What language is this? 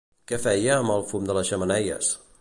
Catalan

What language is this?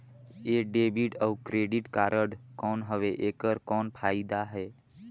Chhattisgarhi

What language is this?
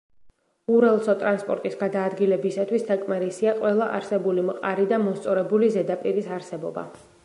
Georgian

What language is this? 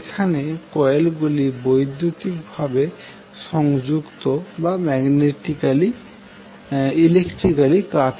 Bangla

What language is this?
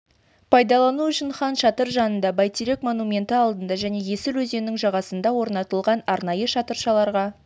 Kazakh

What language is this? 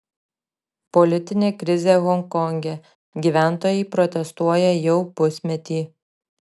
Lithuanian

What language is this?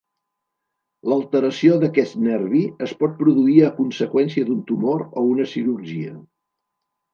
Catalan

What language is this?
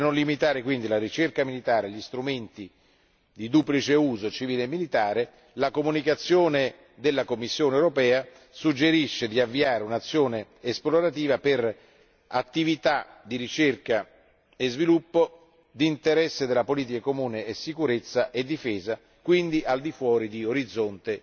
Italian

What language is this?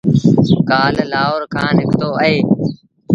Sindhi Bhil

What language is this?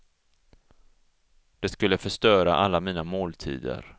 Swedish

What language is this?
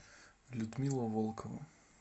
Russian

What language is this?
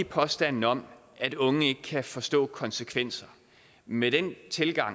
Danish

